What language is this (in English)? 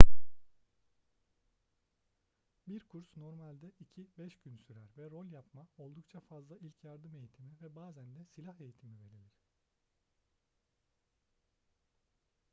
Turkish